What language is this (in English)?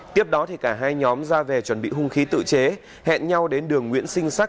Vietnamese